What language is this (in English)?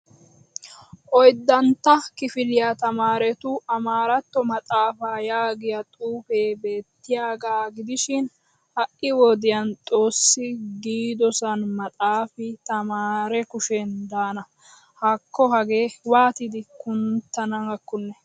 Wolaytta